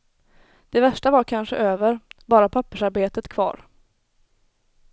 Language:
Swedish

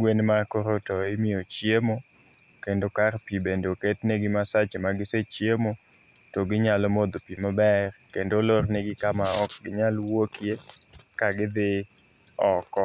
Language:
Luo (Kenya and Tanzania)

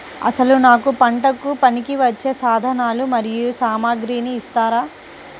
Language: Telugu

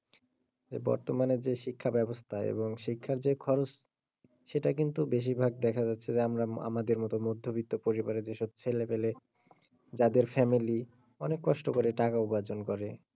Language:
Bangla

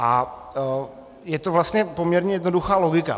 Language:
Czech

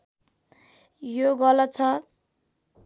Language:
Nepali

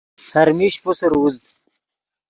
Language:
Yidgha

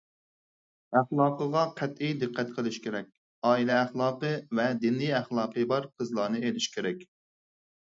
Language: Uyghur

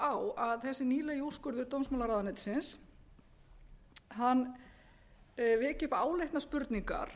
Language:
Icelandic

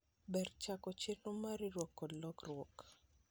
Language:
Luo (Kenya and Tanzania)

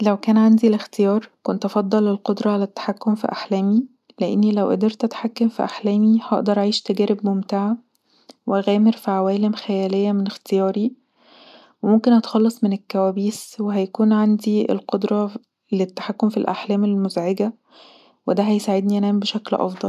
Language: Egyptian Arabic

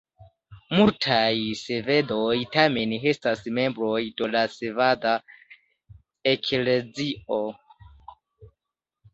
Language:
Esperanto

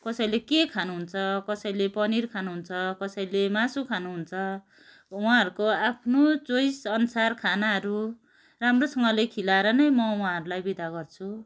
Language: Nepali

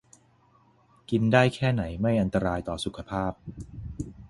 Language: Thai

